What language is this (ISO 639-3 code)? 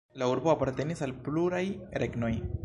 epo